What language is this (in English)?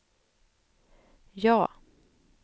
Swedish